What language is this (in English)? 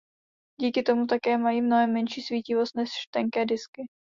Czech